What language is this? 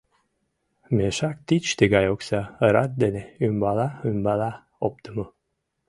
Mari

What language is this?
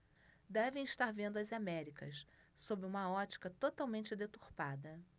Portuguese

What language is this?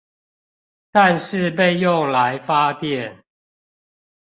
Chinese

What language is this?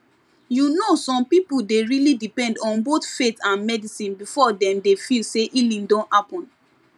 Nigerian Pidgin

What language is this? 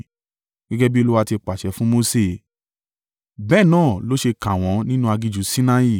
Yoruba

